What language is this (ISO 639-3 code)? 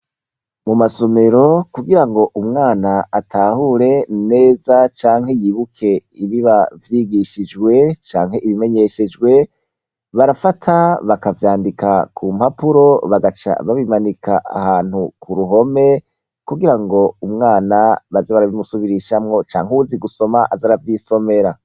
run